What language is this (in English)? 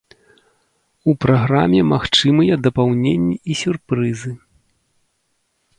Belarusian